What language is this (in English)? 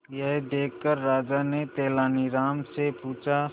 Hindi